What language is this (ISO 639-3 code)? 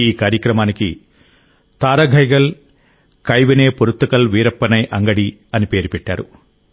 tel